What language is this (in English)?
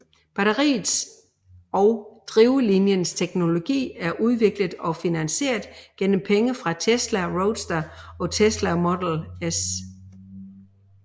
Danish